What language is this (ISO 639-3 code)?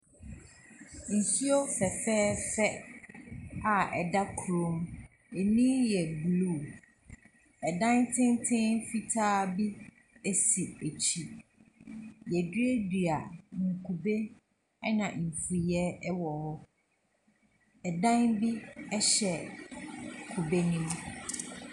aka